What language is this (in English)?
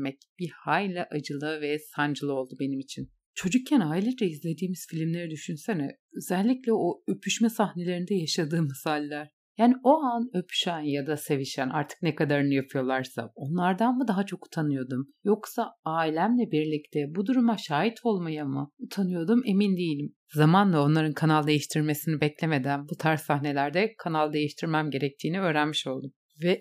Turkish